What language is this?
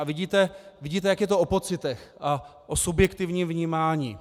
Czech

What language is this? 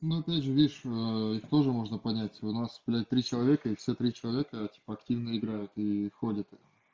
Russian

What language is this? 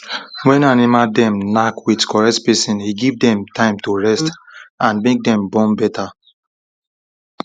Nigerian Pidgin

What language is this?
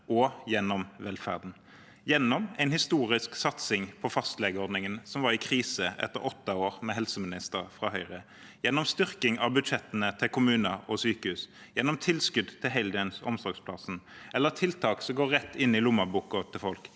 Norwegian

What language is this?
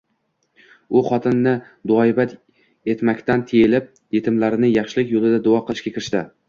Uzbek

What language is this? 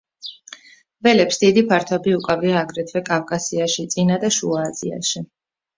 Georgian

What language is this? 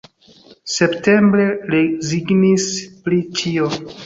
Esperanto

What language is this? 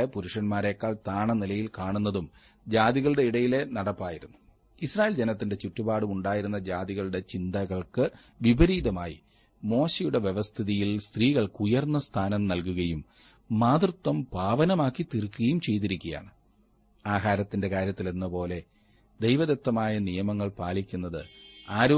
Malayalam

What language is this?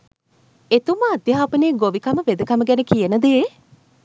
Sinhala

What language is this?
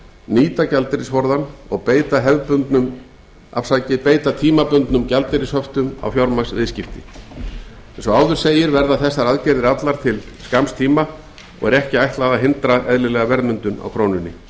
Icelandic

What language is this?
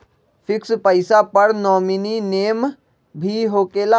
Magahi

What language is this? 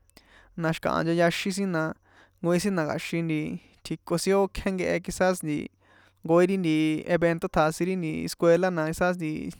San Juan Atzingo Popoloca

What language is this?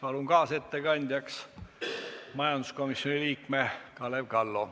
Estonian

